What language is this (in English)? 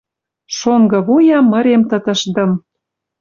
Western Mari